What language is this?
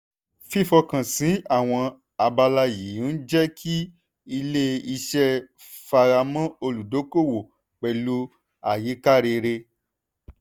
Yoruba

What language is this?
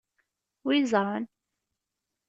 Kabyle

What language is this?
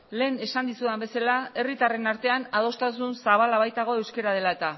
Basque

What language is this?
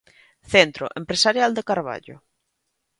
Galician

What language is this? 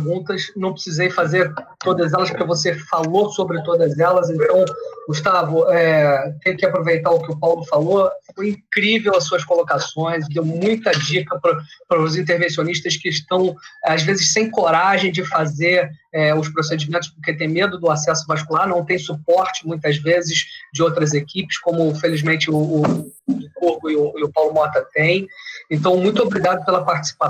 Portuguese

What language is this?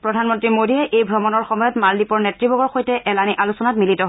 Assamese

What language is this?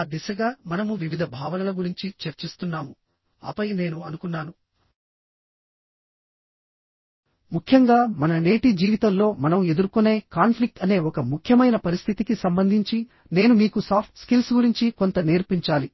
Telugu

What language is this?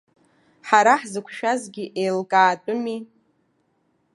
Abkhazian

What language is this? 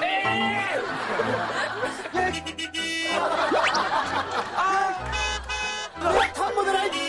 Korean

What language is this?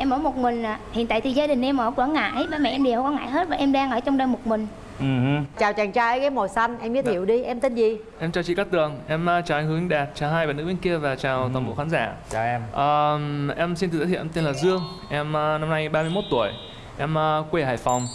Vietnamese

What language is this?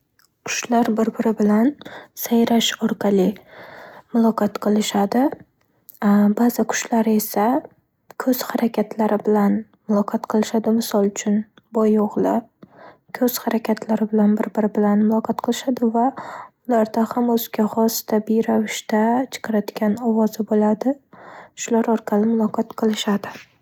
Uzbek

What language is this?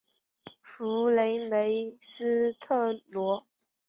Chinese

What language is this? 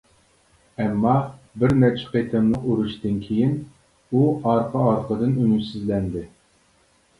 Uyghur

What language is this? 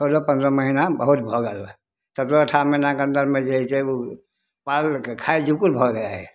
Maithili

